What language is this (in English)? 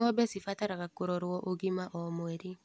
Kikuyu